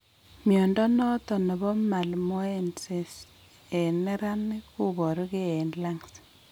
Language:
Kalenjin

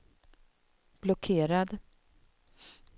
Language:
Swedish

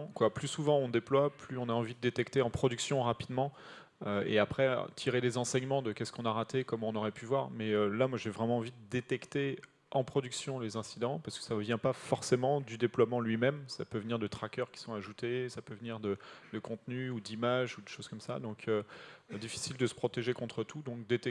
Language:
French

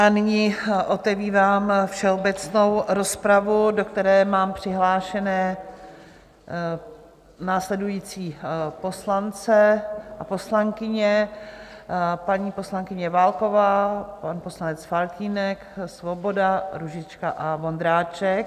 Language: Czech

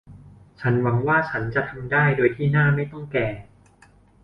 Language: Thai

